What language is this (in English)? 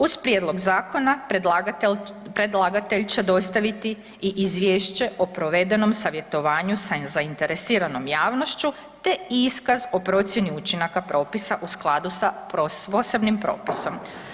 Croatian